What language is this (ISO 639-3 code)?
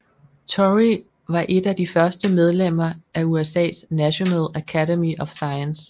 dan